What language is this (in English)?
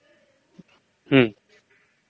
Marathi